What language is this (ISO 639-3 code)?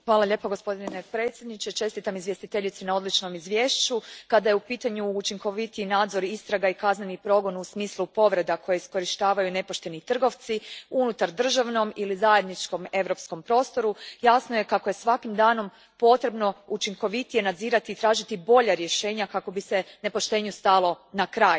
hrv